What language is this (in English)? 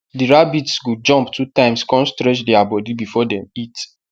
Nigerian Pidgin